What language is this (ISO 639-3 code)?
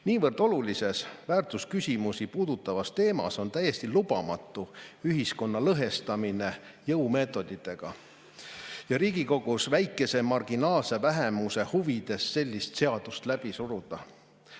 est